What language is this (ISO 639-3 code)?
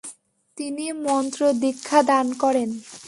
ben